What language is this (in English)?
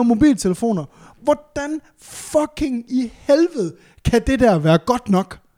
Danish